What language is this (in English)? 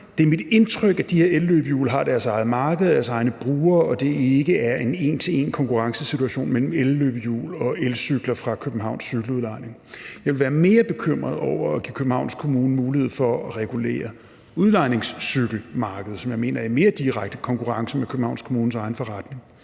Danish